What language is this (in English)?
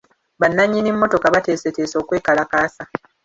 Ganda